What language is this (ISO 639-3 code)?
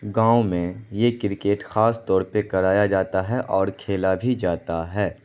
urd